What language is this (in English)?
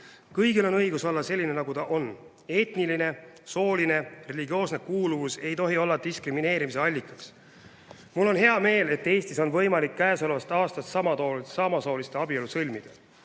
Estonian